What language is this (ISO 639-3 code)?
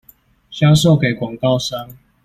zho